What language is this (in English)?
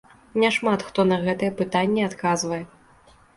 Belarusian